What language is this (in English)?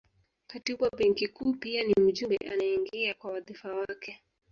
Swahili